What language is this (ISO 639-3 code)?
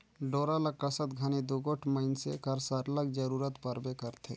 hne